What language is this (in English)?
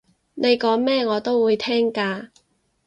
Cantonese